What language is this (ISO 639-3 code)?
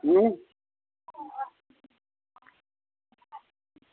doi